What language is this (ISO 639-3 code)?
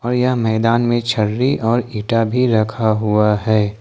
hin